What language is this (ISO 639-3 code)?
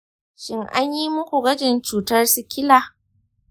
hau